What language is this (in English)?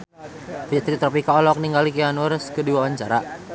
Sundanese